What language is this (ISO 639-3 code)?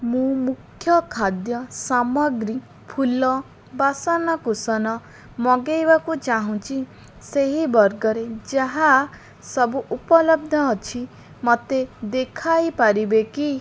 ori